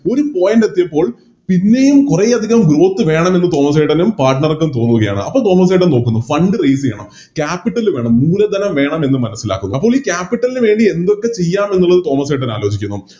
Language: Malayalam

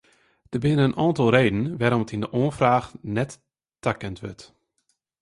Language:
Western Frisian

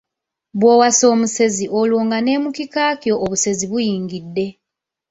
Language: Ganda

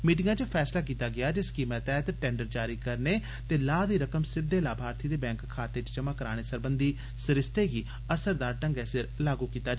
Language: Dogri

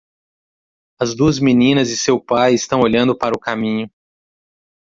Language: Portuguese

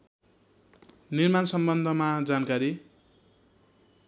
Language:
Nepali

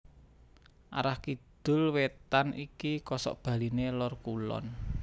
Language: Javanese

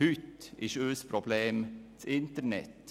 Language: Swiss German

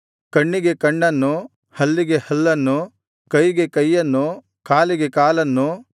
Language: Kannada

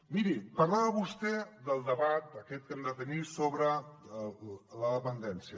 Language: Catalan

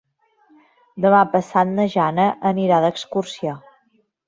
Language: Catalan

